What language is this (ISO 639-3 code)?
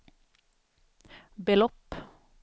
swe